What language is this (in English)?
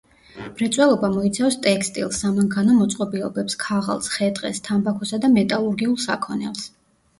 Georgian